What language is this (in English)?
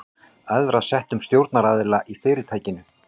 Icelandic